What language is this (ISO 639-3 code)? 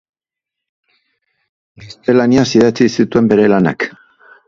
eus